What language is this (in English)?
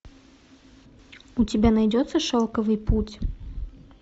Russian